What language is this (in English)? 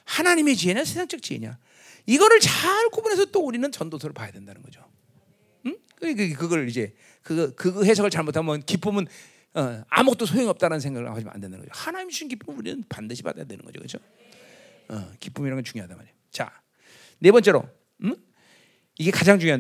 Korean